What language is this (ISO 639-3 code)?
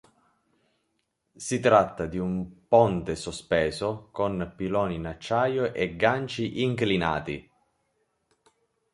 ita